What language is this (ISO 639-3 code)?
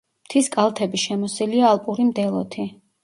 kat